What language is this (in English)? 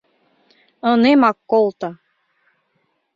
Mari